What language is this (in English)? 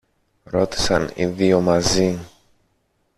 Greek